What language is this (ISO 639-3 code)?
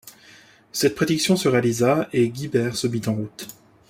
fra